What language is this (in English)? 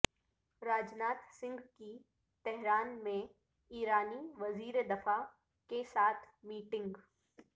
Urdu